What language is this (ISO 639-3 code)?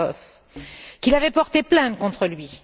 fra